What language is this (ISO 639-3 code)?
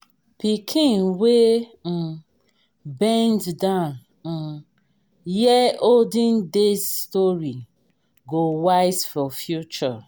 pcm